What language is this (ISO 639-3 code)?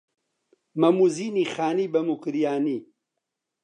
ckb